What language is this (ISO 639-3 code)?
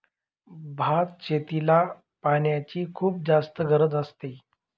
mar